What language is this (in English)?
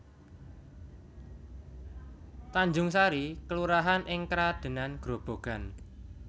Javanese